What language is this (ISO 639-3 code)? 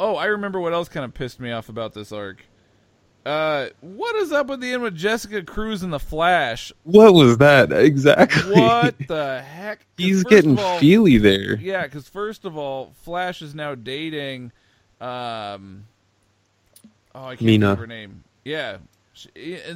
eng